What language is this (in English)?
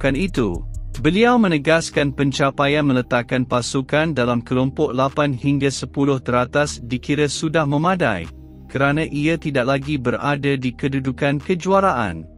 Malay